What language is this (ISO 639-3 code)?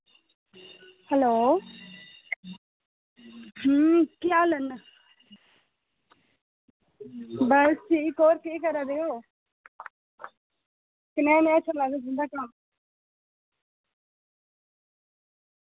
doi